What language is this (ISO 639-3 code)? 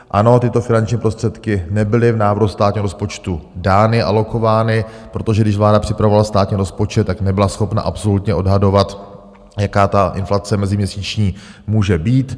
ces